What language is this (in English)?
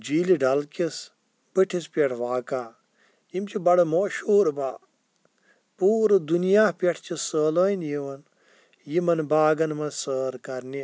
Kashmiri